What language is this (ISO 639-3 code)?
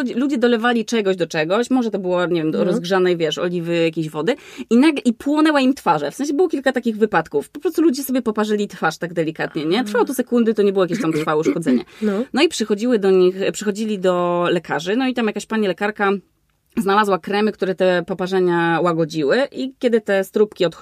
pol